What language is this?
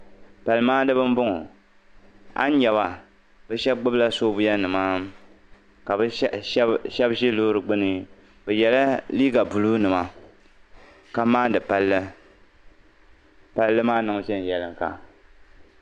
Dagbani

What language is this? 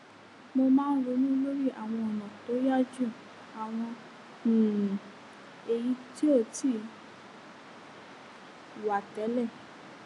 Yoruba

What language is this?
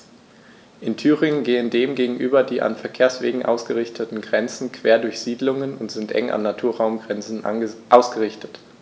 German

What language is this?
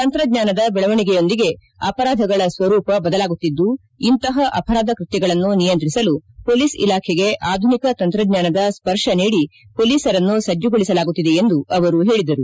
Kannada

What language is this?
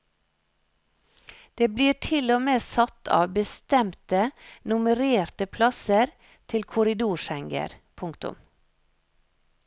Norwegian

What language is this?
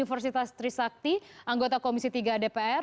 Indonesian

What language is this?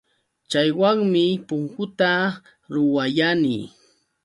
Yauyos Quechua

